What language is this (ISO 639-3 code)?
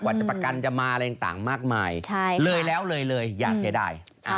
tha